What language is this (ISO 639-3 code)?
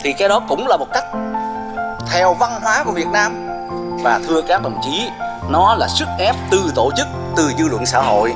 vie